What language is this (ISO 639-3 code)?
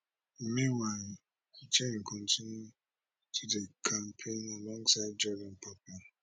pcm